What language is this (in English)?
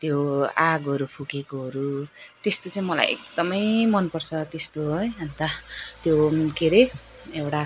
Nepali